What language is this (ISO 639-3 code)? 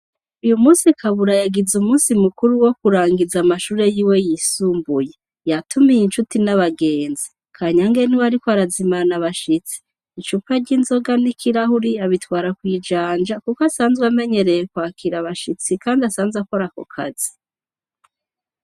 run